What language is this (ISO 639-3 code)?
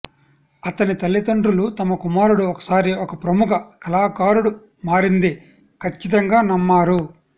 tel